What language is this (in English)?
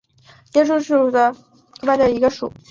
Chinese